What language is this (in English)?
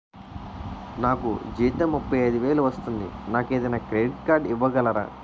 Telugu